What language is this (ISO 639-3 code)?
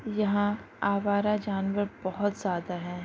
urd